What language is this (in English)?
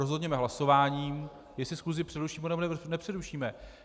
Czech